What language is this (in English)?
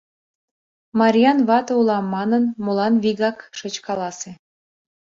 Mari